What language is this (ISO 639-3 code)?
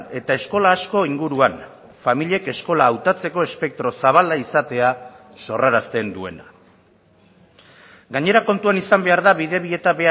eus